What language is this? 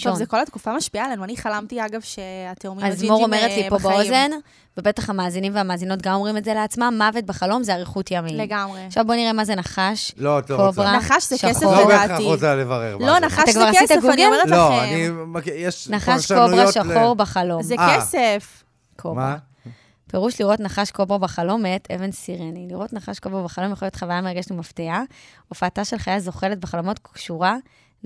Hebrew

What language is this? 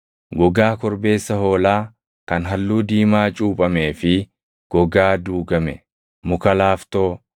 Oromo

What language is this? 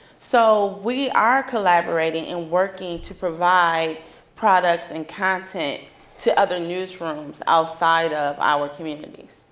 English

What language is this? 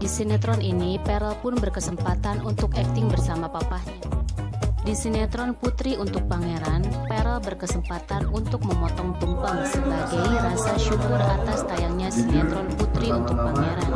Indonesian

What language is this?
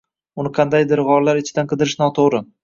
Uzbek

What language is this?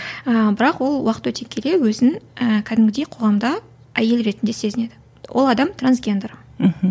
Kazakh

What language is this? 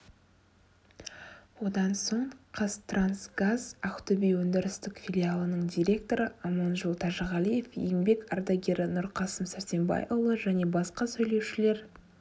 Kazakh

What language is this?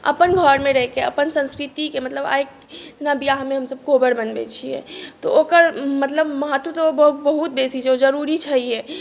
Maithili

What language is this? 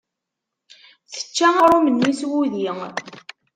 Kabyle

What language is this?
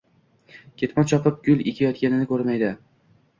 Uzbek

